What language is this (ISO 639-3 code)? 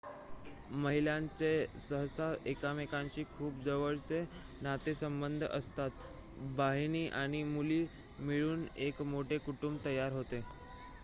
mar